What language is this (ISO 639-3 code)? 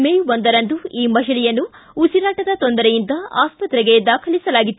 kan